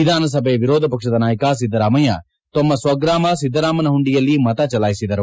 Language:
Kannada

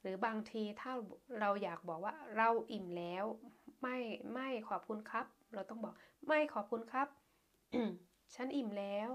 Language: Thai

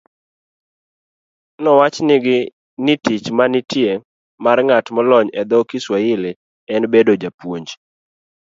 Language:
Luo (Kenya and Tanzania)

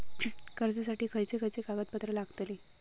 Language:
Marathi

